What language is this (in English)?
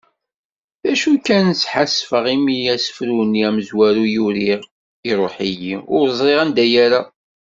Kabyle